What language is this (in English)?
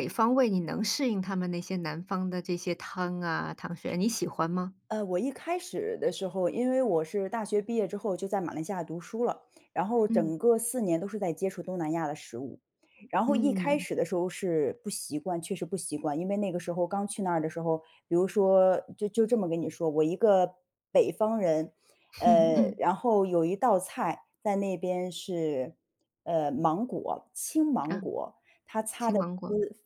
Chinese